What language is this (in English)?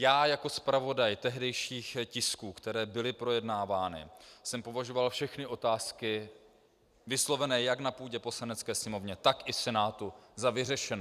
Czech